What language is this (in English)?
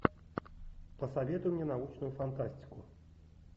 Russian